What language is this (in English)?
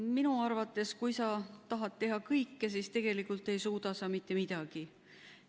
Estonian